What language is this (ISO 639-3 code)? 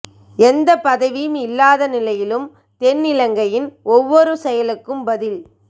tam